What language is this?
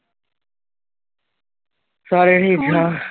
Punjabi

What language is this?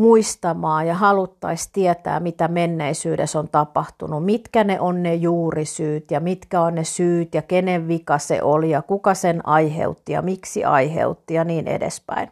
Finnish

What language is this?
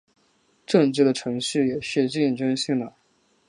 Chinese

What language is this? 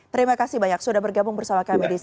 Indonesian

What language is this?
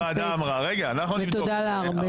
Hebrew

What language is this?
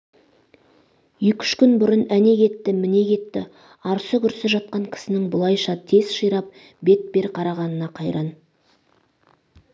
Kazakh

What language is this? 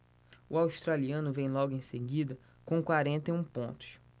Portuguese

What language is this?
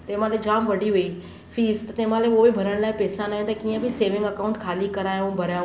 Sindhi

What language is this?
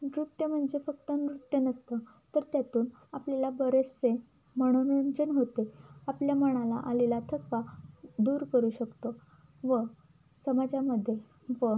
Marathi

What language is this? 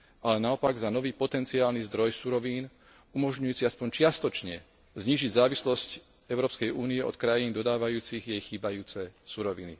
Slovak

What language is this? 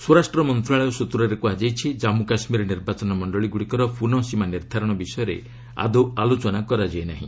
Odia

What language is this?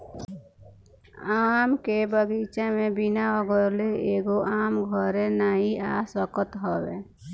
Bhojpuri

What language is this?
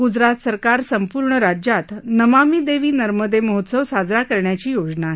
Marathi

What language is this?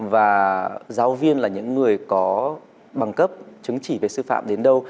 Vietnamese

